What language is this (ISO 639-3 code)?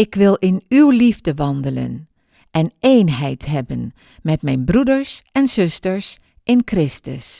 nld